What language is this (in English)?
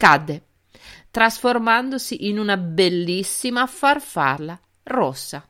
Italian